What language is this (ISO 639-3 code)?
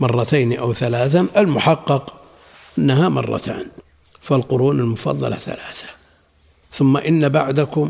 ara